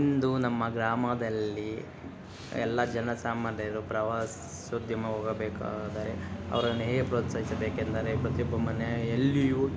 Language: Kannada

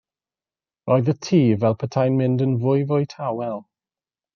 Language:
Welsh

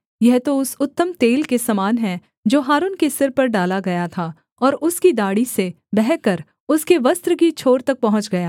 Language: Hindi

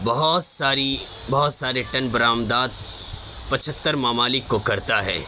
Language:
Urdu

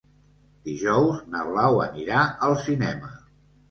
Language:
Catalan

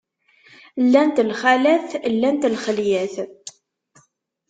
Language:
Kabyle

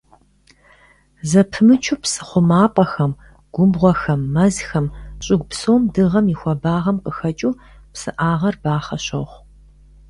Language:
Kabardian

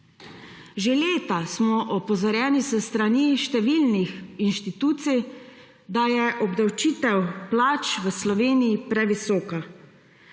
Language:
Slovenian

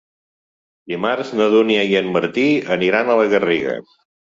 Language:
Catalan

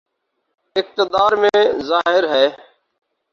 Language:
Urdu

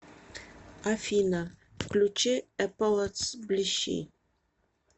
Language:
Russian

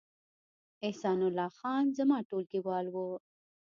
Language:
Pashto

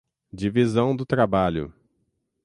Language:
Portuguese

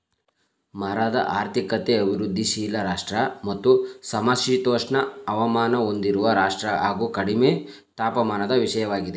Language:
Kannada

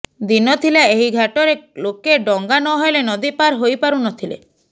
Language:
Odia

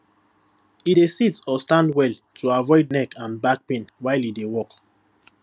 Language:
Nigerian Pidgin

